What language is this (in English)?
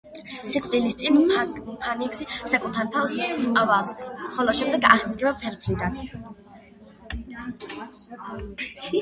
Georgian